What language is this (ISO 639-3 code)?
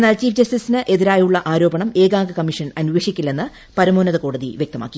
mal